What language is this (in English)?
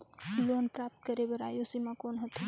Chhattisgarhi